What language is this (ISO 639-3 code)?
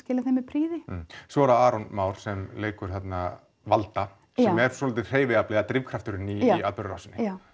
isl